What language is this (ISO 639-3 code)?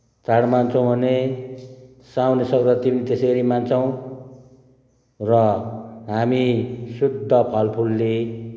nep